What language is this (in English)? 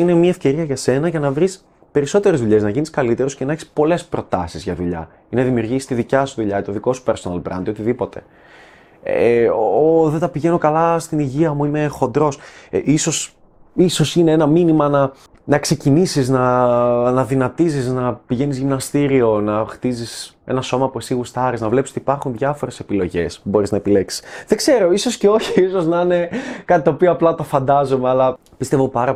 Greek